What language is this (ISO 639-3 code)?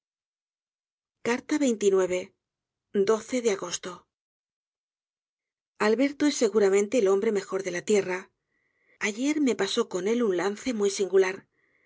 spa